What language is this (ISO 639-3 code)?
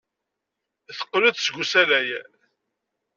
kab